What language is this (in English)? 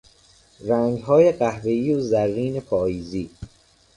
Persian